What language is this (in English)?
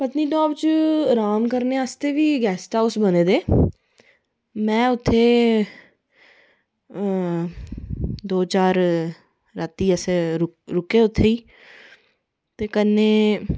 Dogri